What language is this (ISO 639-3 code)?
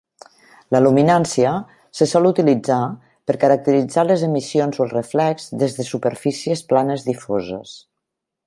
cat